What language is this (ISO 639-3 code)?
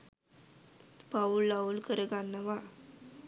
sin